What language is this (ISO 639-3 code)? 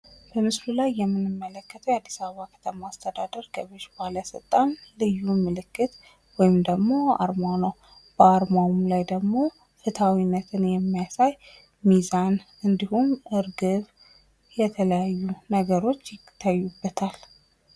amh